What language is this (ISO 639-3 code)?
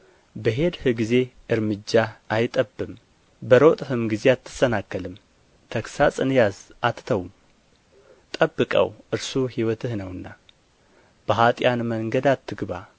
amh